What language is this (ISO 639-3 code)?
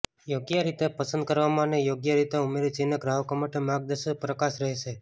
guj